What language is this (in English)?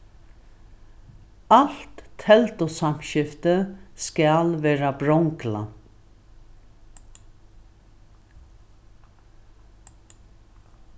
Faroese